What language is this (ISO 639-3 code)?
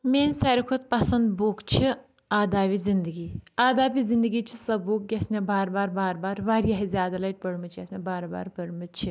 kas